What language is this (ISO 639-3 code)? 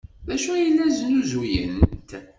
kab